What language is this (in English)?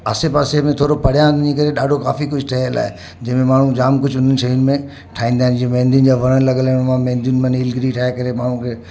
Sindhi